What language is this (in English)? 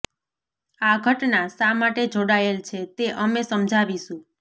Gujarati